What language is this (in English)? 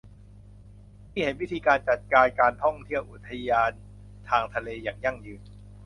Thai